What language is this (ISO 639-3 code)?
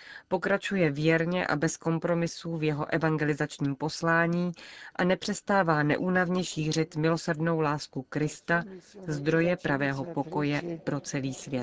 ces